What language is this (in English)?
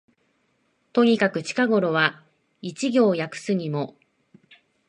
Japanese